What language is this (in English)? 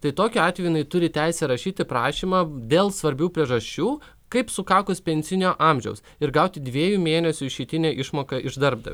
Lithuanian